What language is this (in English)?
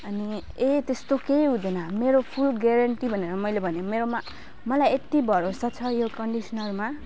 Nepali